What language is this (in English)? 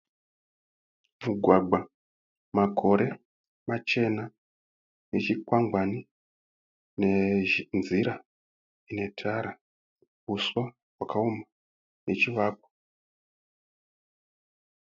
Shona